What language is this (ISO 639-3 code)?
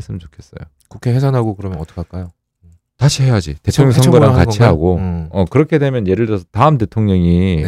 kor